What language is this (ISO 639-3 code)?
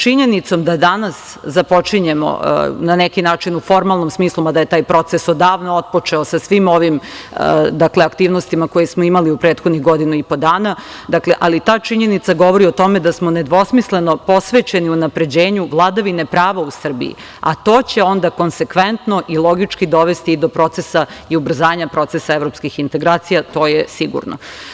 srp